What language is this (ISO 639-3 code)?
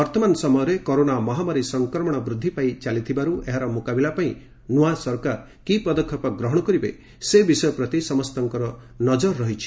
ori